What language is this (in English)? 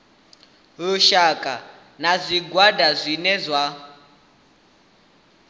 Venda